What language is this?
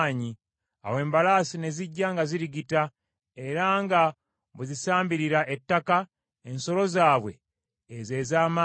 Ganda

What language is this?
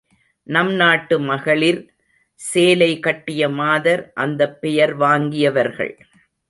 Tamil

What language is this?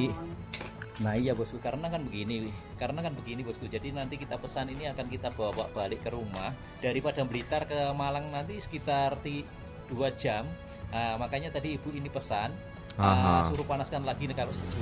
Indonesian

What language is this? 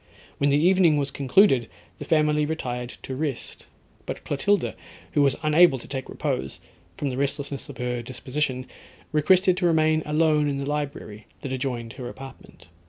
English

